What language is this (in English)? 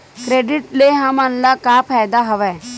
Chhattisgarhi